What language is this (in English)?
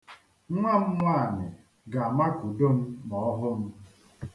Igbo